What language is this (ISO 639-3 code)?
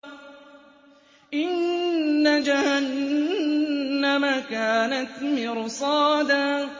ara